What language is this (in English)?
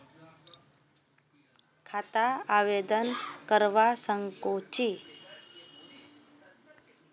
Magahi